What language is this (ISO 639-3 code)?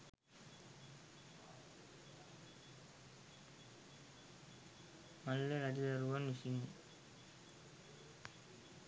sin